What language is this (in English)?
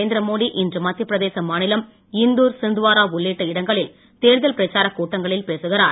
Tamil